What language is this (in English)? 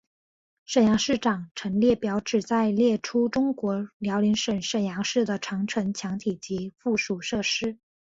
Chinese